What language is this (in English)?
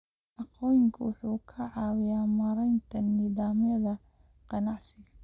Somali